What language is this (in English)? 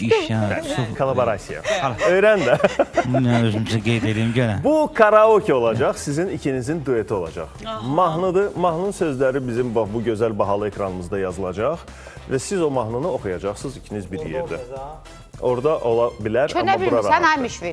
Turkish